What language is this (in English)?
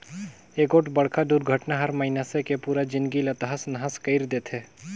Chhattisgarhi